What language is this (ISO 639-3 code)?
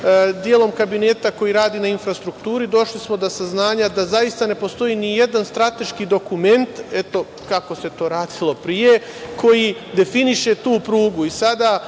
srp